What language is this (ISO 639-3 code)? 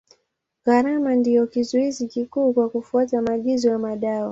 swa